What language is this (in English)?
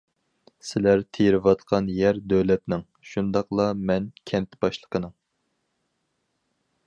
Uyghur